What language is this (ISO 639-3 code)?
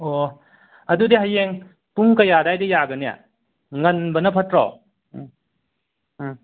mni